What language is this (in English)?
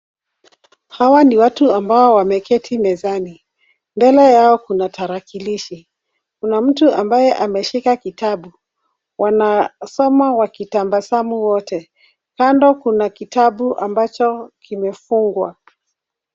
Swahili